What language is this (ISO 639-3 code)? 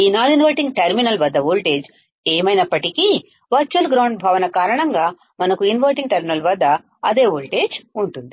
tel